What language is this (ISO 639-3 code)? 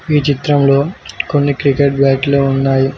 tel